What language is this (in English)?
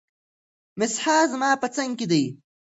Pashto